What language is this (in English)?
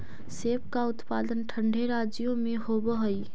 Magahi